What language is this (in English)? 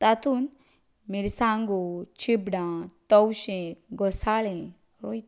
Konkani